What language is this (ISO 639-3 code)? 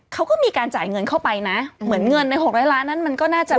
tha